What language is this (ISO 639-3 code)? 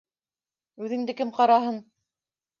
bak